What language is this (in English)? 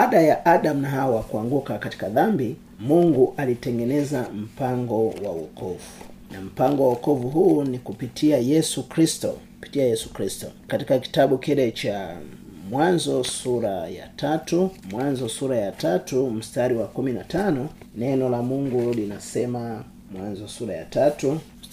Swahili